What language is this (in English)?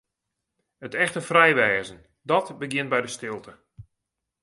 Western Frisian